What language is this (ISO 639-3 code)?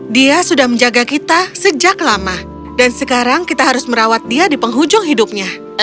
ind